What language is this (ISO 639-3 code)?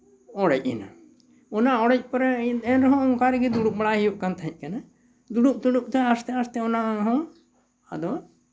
sat